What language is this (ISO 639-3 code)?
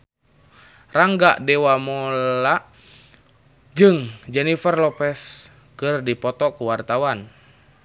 sun